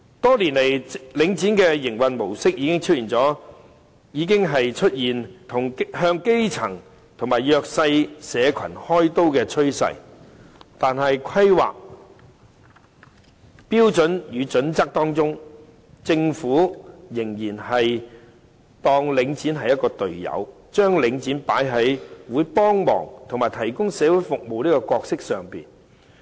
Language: Cantonese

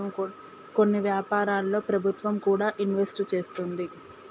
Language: Telugu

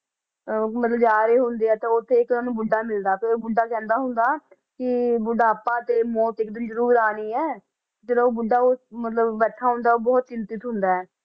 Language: Punjabi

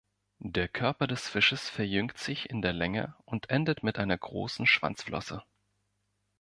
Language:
German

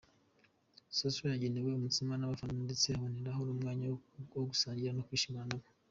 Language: Kinyarwanda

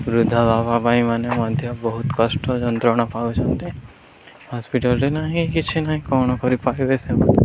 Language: Odia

